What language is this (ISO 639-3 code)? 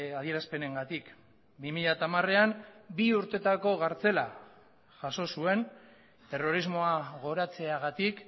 eus